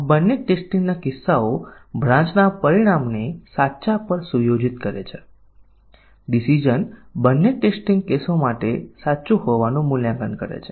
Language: Gujarati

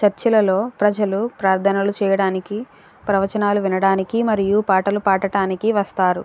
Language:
Telugu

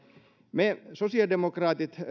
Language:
Finnish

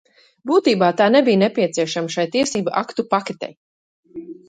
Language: Latvian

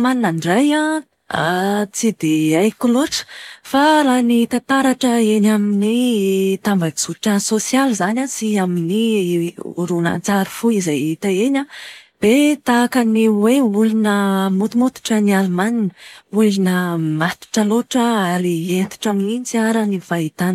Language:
Malagasy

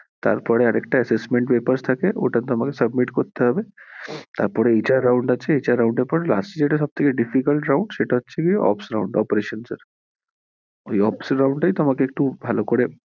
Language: Bangla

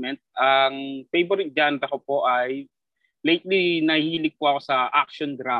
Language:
Filipino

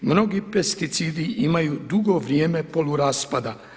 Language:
Croatian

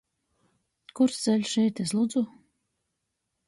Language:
Latgalian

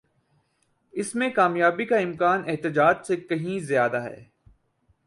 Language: Urdu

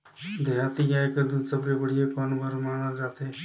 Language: Chhattisgarhi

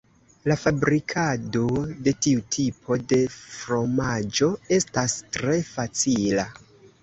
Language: Esperanto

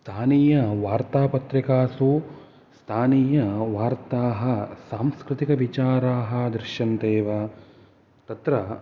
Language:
Sanskrit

